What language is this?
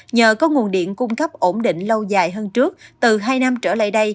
Vietnamese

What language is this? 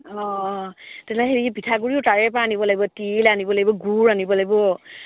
Assamese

